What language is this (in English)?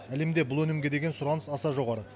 Kazakh